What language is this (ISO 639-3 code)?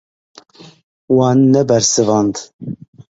kur